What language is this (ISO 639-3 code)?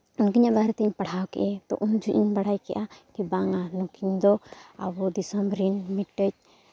sat